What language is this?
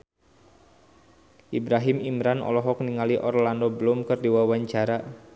Sundanese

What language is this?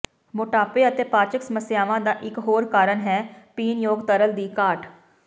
Punjabi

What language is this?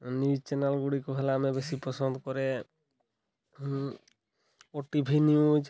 Odia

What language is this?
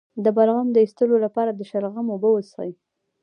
Pashto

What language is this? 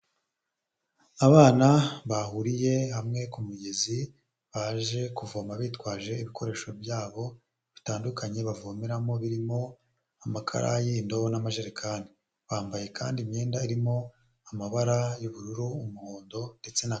Kinyarwanda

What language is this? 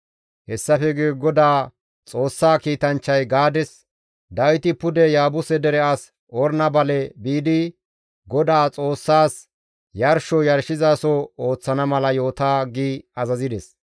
Gamo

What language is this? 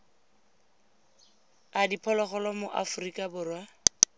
Tswana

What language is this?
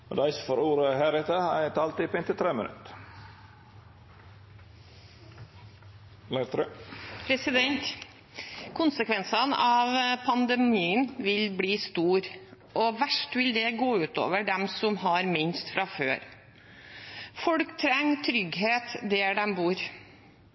Norwegian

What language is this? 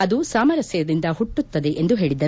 Kannada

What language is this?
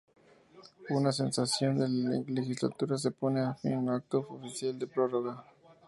Spanish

